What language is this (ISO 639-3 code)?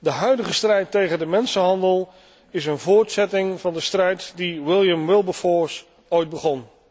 nld